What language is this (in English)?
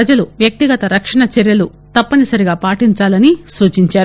Telugu